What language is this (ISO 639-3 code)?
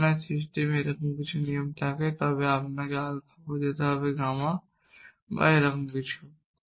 ben